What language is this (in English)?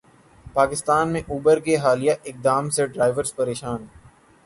Urdu